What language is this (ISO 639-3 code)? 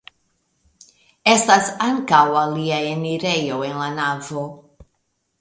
epo